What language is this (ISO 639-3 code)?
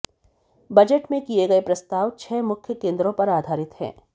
hin